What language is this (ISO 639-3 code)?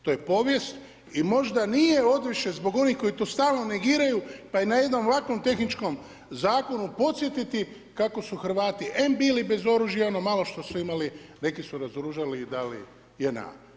hrv